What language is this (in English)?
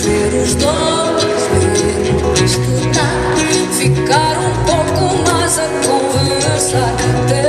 Romanian